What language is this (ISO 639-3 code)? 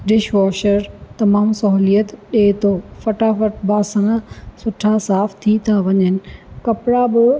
snd